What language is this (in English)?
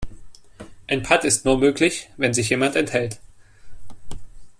German